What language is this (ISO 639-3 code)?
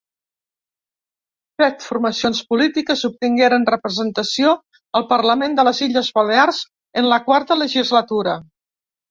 cat